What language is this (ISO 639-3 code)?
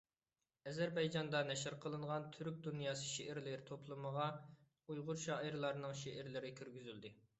uig